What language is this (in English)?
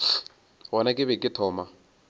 Northern Sotho